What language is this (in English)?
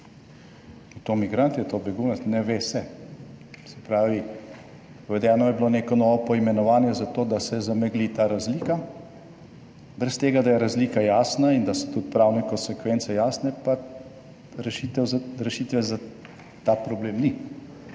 Slovenian